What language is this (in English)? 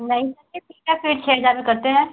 Hindi